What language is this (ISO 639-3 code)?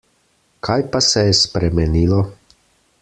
slv